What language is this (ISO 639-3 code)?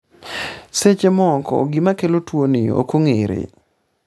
luo